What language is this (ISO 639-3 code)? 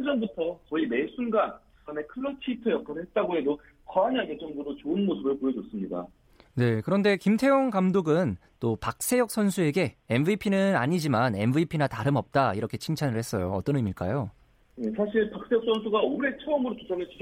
kor